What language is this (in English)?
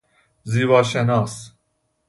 Persian